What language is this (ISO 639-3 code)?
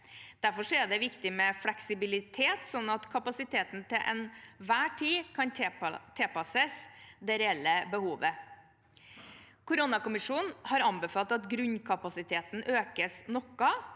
nor